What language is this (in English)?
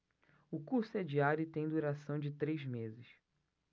Portuguese